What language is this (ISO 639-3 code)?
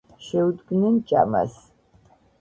kat